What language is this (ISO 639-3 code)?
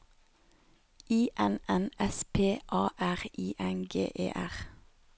nor